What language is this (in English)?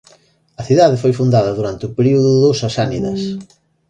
Galician